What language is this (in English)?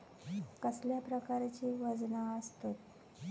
Marathi